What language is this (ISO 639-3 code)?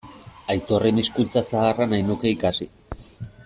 eus